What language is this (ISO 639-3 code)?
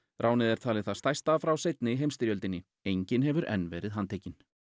isl